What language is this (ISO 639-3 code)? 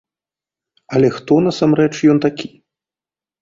bel